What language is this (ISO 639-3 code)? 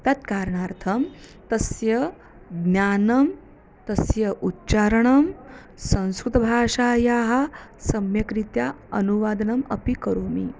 san